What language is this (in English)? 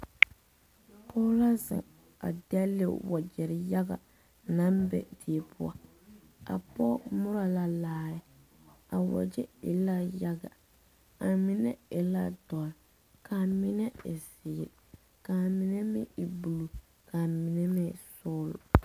Southern Dagaare